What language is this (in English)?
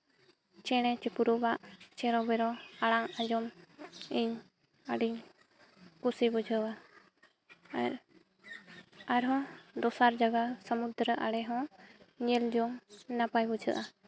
Santali